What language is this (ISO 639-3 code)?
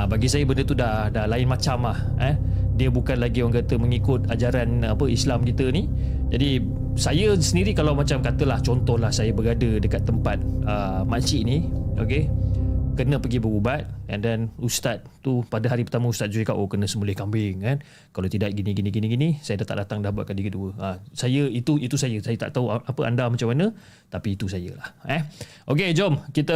msa